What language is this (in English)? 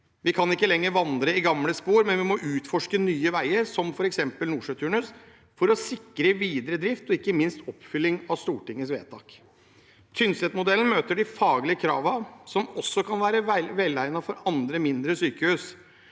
Norwegian